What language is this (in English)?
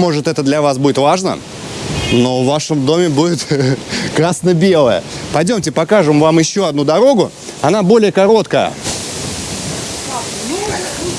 Russian